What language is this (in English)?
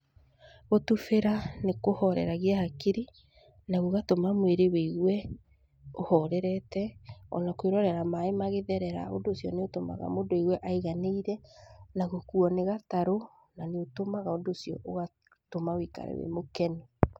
Kikuyu